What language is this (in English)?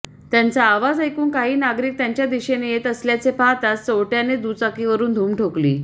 Marathi